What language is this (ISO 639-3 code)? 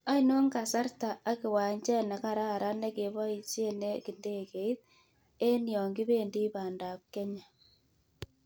kln